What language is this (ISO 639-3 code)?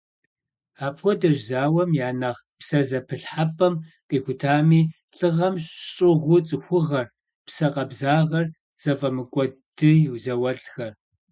kbd